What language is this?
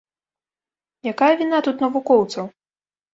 Belarusian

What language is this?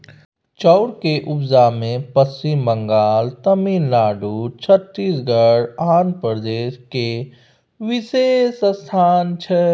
Maithili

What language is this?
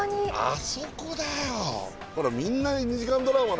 Japanese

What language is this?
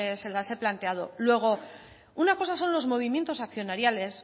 Spanish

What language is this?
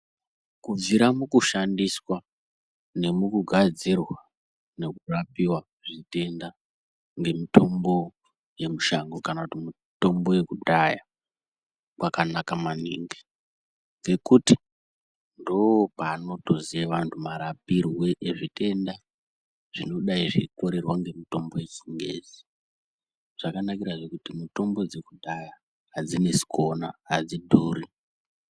Ndau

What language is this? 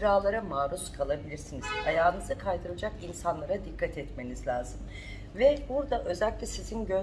Turkish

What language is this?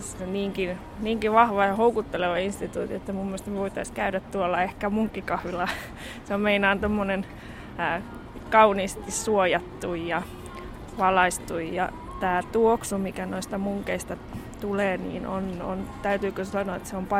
Finnish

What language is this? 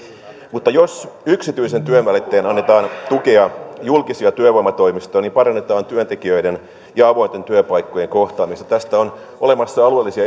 Finnish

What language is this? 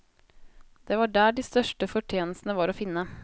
Norwegian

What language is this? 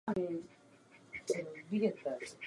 Czech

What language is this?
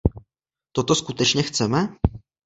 Czech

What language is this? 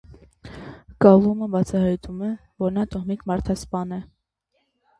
Armenian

